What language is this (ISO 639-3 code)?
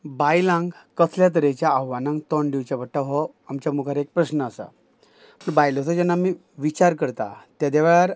kok